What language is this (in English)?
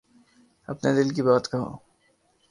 Urdu